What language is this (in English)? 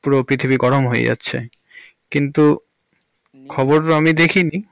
Bangla